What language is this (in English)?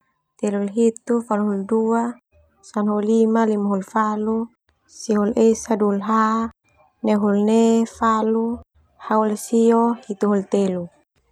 Termanu